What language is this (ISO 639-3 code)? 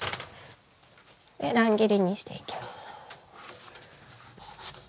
jpn